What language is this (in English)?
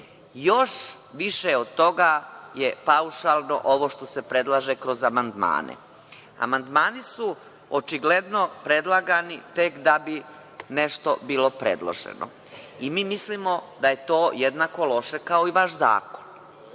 Serbian